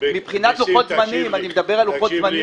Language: Hebrew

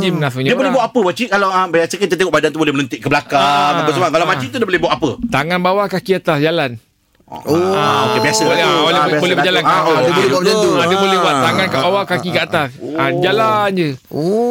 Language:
Malay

